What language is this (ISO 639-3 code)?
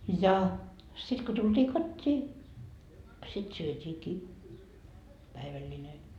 fin